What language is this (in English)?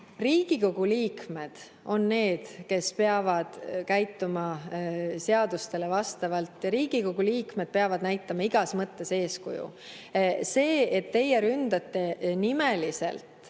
Estonian